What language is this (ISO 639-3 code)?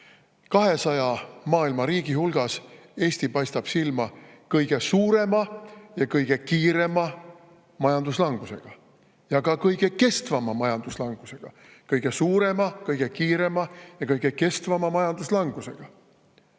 est